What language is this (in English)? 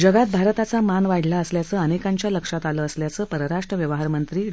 Marathi